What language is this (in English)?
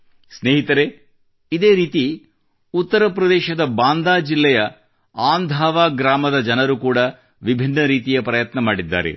Kannada